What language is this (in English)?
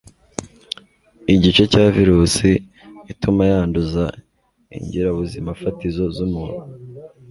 Kinyarwanda